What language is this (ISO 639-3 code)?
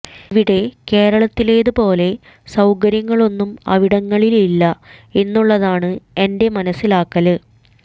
mal